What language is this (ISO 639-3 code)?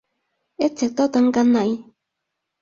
yue